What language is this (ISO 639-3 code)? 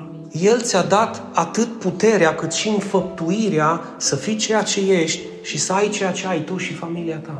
ron